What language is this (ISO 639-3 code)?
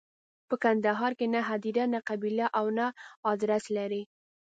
pus